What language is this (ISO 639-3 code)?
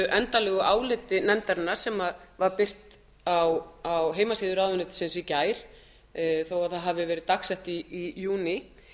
isl